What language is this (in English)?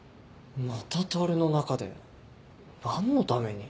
Japanese